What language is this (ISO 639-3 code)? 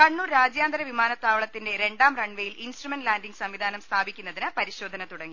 mal